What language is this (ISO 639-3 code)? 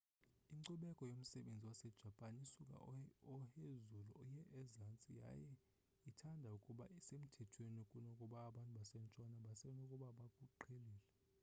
xho